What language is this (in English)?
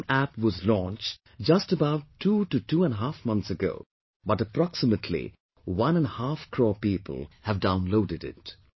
English